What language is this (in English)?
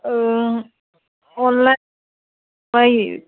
Assamese